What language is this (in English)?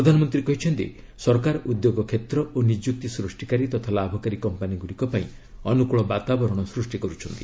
Odia